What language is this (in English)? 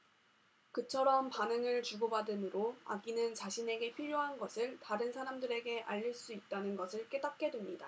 Korean